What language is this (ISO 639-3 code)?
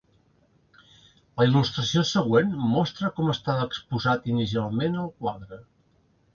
cat